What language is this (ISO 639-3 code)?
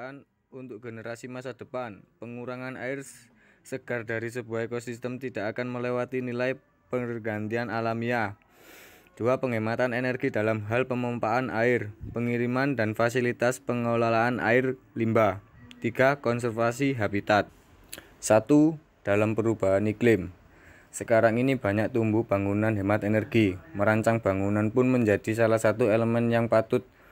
ind